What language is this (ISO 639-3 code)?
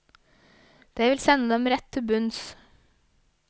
nor